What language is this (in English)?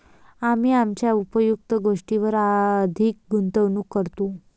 Marathi